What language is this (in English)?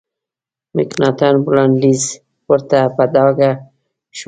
Pashto